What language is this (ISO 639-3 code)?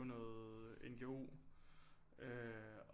dan